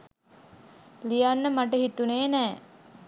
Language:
Sinhala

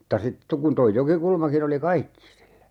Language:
Finnish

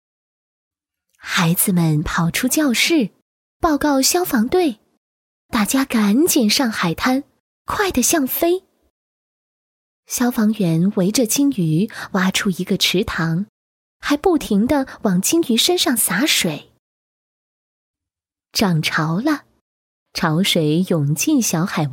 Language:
Chinese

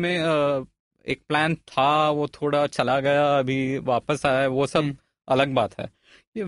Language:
Hindi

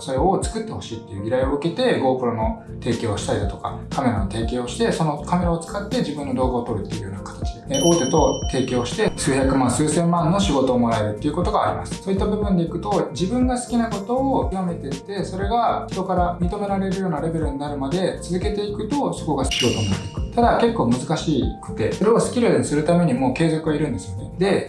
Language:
Japanese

